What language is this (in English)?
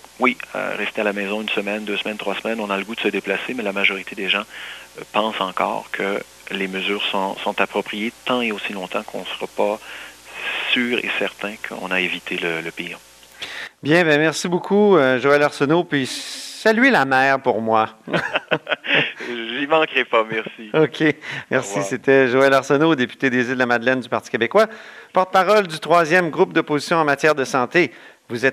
French